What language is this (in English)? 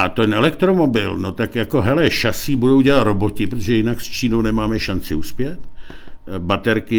Czech